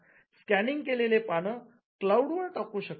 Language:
Marathi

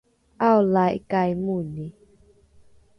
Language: Rukai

